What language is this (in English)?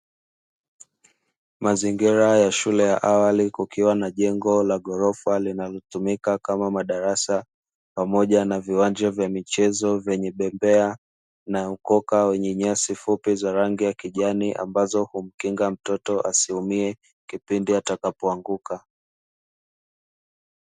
Swahili